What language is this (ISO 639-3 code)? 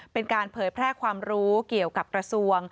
tha